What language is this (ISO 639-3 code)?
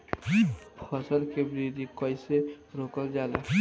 bho